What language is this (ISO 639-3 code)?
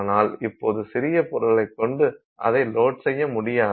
tam